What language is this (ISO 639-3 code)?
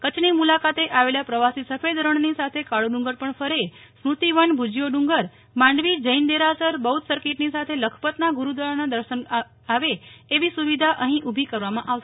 guj